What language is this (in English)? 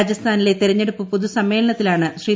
Malayalam